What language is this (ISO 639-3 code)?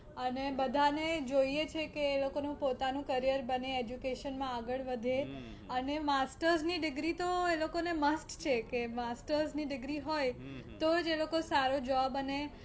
guj